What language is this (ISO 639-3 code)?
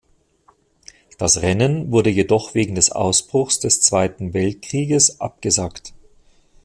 deu